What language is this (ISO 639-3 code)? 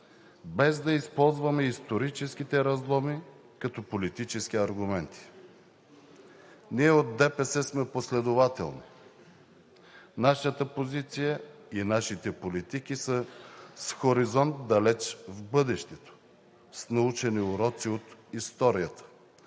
bul